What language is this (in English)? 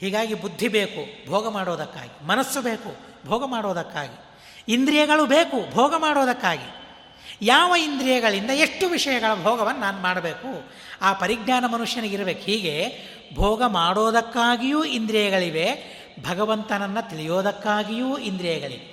Kannada